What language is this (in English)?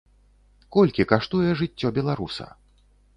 Belarusian